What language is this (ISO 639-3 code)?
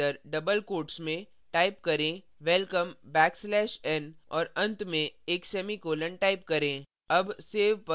hin